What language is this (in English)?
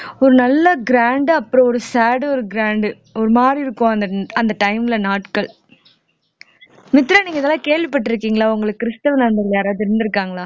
Tamil